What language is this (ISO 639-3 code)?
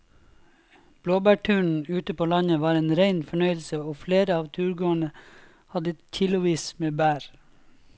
nor